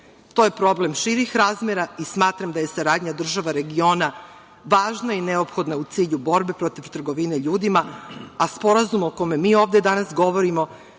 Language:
Serbian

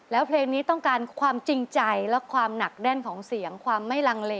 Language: Thai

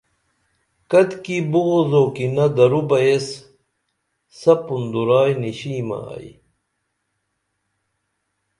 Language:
Dameli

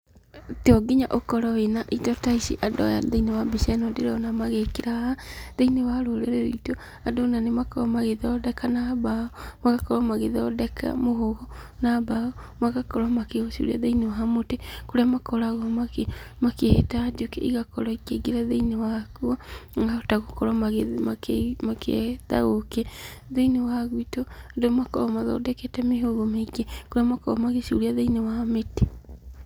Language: Kikuyu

